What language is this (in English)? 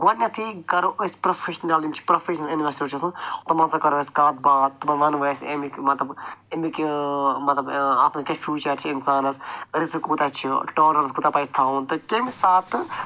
Kashmiri